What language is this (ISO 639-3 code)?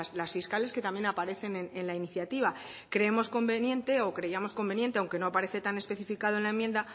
spa